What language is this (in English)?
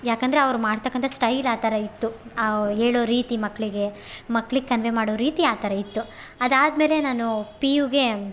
Kannada